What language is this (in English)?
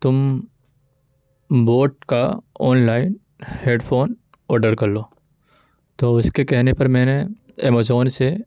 Urdu